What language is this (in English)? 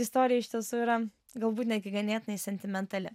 Lithuanian